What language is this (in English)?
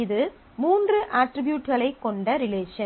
Tamil